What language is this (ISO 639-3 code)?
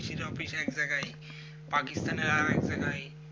ben